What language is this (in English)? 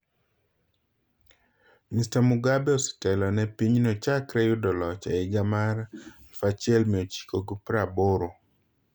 Luo (Kenya and Tanzania)